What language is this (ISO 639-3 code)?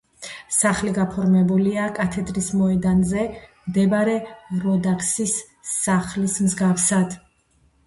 kat